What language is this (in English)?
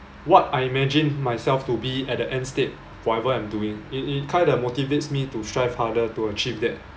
English